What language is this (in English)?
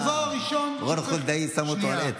Hebrew